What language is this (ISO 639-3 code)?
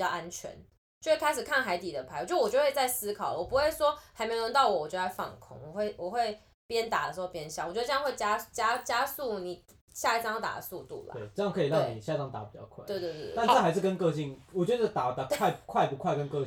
zho